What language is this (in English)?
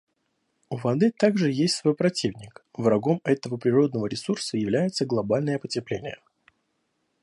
Russian